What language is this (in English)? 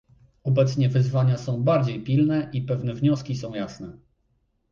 Polish